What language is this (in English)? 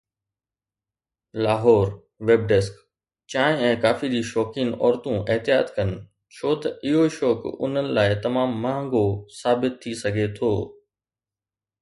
Sindhi